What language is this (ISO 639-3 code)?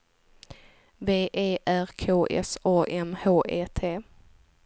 swe